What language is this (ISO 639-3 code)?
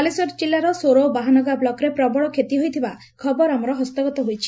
ori